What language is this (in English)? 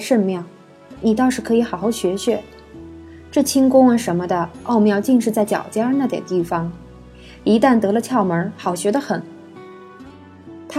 Chinese